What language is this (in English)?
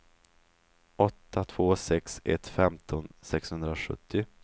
Swedish